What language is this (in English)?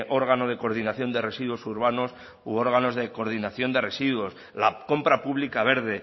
Spanish